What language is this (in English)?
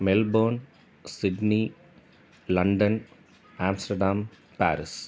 Tamil